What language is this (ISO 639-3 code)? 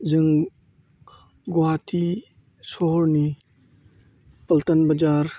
brx